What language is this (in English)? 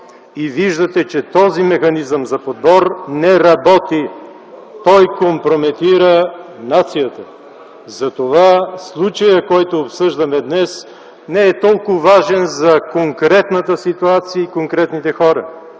Bulgarian